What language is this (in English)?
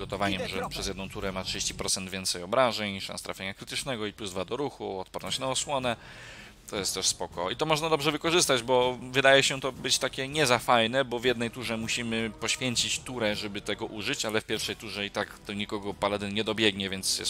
Polish